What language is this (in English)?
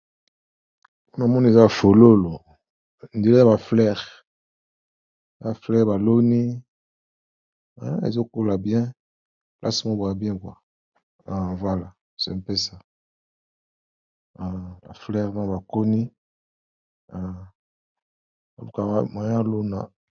Lingala